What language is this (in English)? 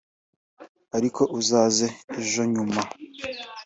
Kinyarwanda